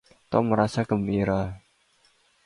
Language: Indonesian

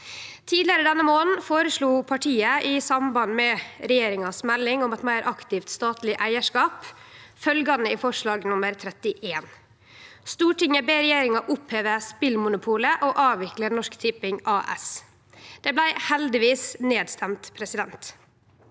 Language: Norwegian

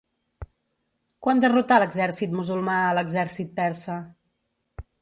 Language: Catalan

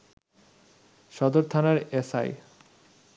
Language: Bangla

